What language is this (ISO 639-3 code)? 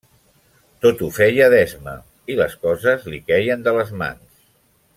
cat